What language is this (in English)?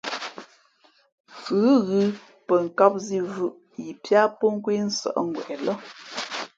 Fe'fe'